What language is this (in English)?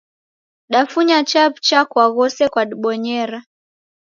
Taita